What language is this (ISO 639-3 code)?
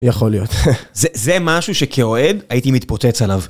heb